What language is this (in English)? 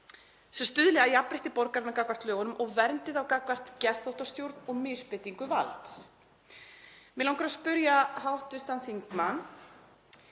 Icelandic